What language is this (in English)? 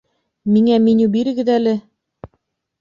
Bashkir